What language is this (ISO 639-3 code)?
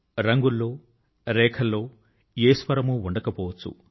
tel